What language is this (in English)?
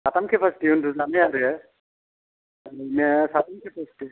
Bodo